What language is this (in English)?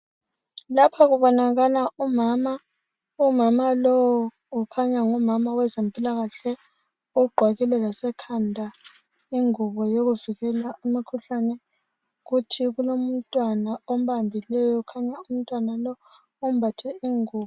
North Ndebele